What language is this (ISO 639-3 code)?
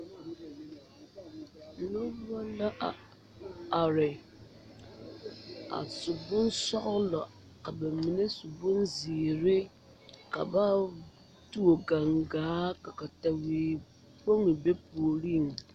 dga